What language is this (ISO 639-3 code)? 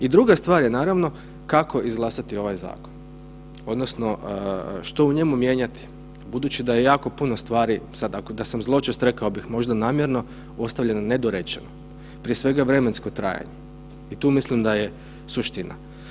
hrv